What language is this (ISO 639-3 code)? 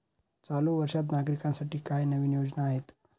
mar